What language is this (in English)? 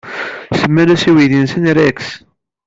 Kabyle